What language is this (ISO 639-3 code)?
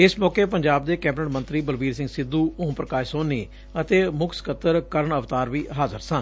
pan